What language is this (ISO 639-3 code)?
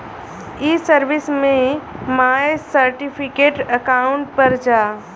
bho